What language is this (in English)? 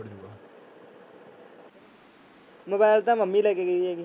Punjabi